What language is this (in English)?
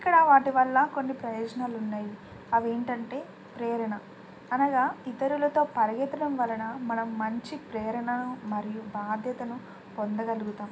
Telugu